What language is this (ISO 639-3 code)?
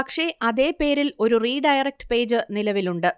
mal